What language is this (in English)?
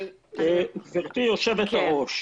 Hebrew